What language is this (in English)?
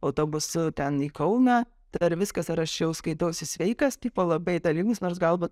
Lithuanian